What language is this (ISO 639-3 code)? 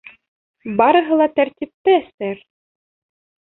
bak